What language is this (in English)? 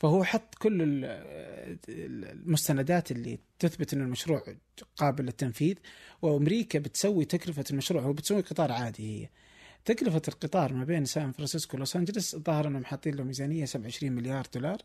Arabic